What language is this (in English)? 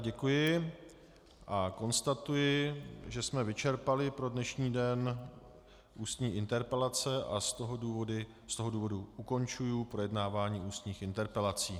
Czech